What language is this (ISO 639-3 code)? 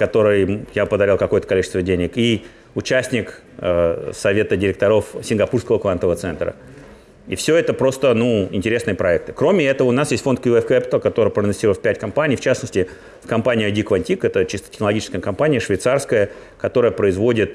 rus